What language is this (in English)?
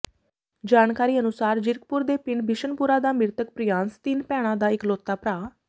Punjabi